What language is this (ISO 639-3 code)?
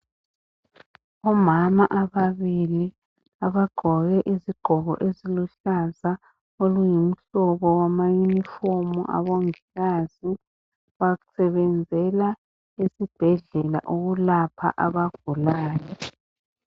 nde